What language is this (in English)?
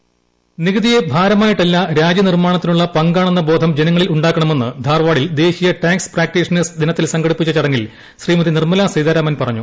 Malayalam